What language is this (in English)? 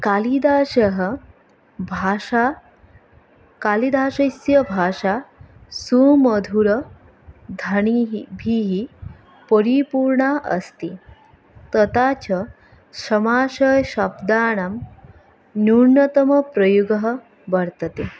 Sanskrit